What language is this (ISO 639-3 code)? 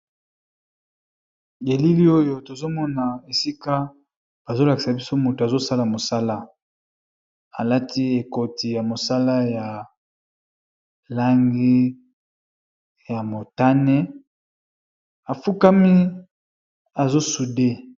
lin